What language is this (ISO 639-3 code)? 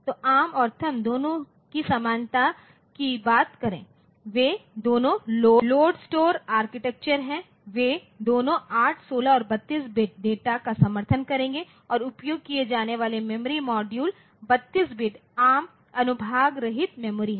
hin